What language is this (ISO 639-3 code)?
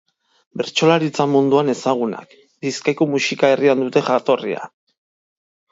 eus